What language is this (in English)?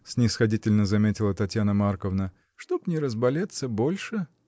Russian